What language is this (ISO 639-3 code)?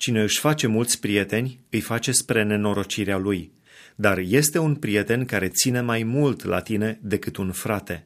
ron